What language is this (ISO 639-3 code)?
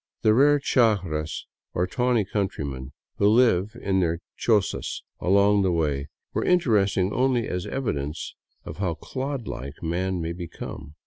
eng